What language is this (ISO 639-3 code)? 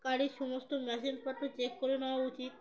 ben